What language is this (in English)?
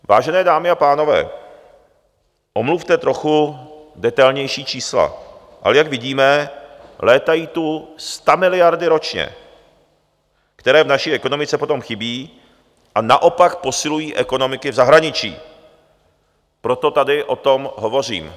Czech